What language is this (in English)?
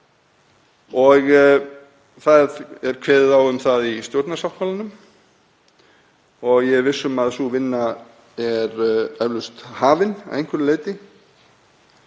Icelandic